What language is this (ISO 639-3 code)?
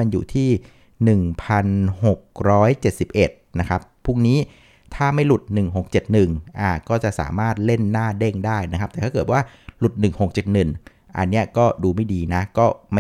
tha